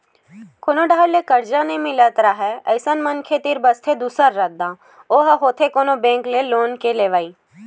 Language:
Chhattisgarhi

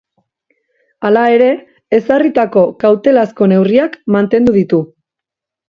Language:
Basque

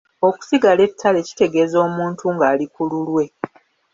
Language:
Ganda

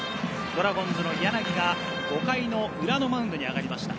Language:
Japanese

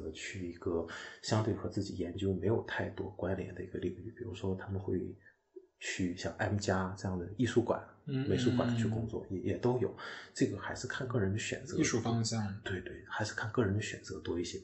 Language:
Chinese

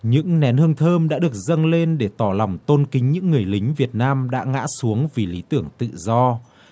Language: Vietnamese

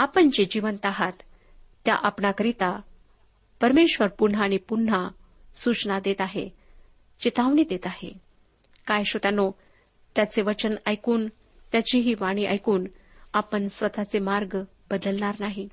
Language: Marathi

